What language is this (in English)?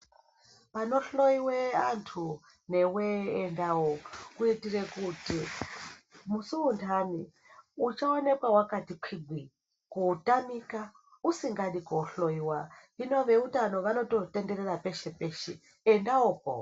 Ndau